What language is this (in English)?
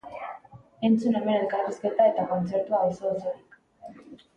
Basque